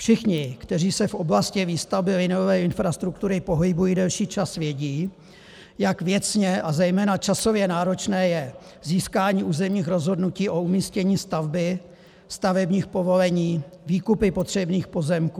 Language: Czech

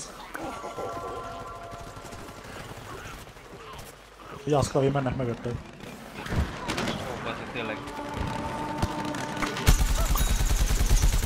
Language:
Hungarian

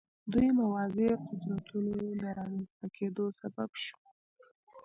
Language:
Pashto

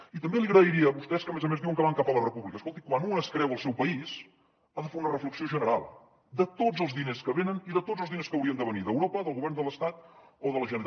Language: Catalan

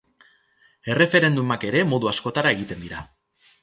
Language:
Basque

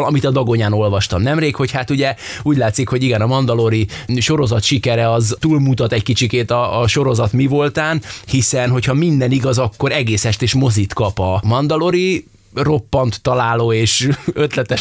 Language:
Hungarian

